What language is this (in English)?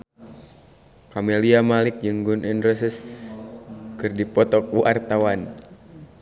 Sundanese